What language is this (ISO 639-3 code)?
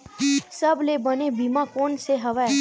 hne